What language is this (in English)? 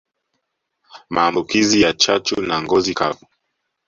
Swahili